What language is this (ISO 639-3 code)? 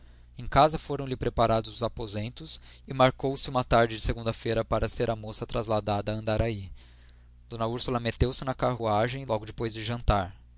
por